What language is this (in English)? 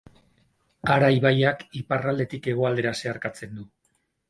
Basque